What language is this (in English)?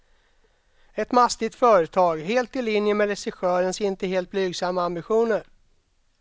Swedish